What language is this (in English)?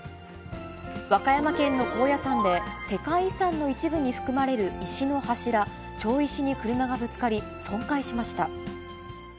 Japanese